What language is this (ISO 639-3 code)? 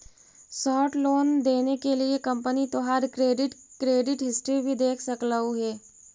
mag